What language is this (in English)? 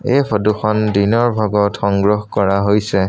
Assamese